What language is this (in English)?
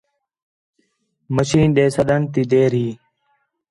Khetrani